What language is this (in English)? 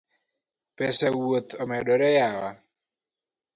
Luo (Kenya and Tanzania)